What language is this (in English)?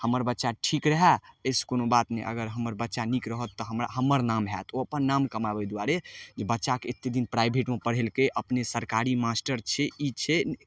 Maithili